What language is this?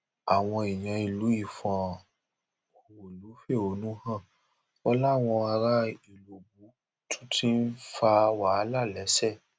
Yoruba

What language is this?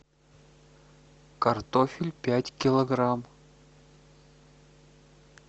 Russian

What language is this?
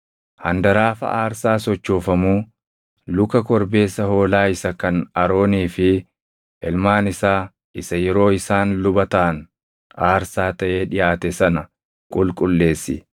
Oromo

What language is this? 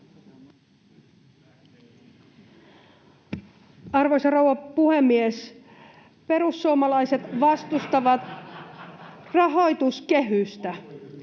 Finnish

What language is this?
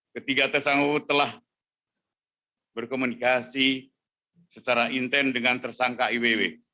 Indonesian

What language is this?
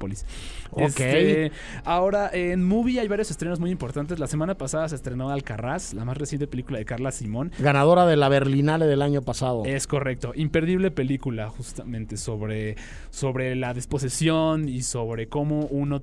Spanish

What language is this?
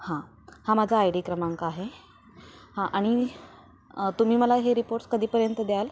Marathi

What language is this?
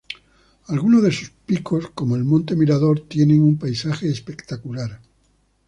Spanish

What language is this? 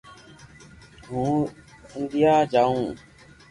Loarki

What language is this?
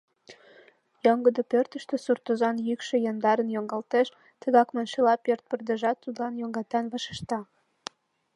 Mari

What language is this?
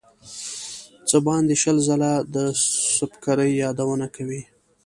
Pashto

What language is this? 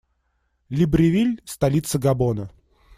Russian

